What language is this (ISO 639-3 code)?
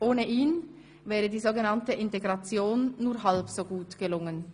gsw